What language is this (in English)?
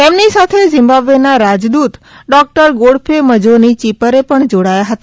Gujarati